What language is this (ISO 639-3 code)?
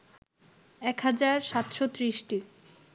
ben